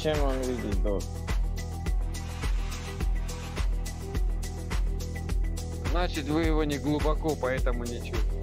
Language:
Russian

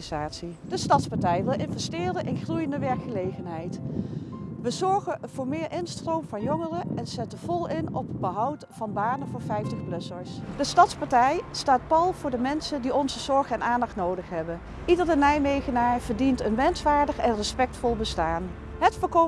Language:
Dutch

